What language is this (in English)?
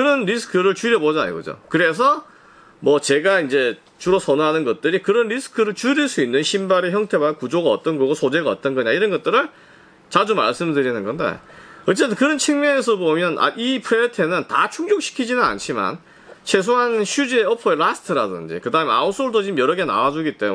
Korean